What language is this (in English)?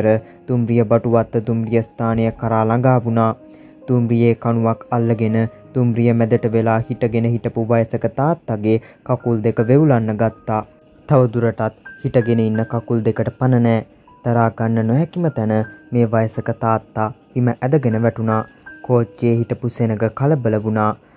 Hindi